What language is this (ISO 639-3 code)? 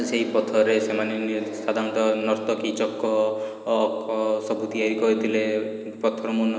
ori